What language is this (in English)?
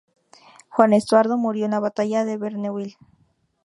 Spanish